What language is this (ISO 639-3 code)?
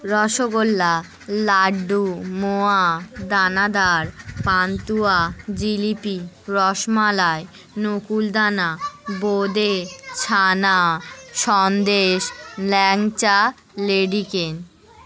ben